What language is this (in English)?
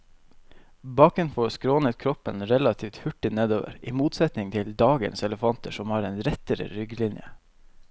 Norwegian